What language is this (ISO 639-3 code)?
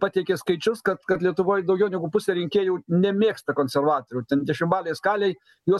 lit